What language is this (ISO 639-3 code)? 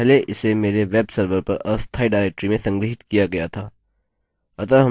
hin